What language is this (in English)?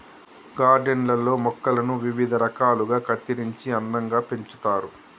Telugu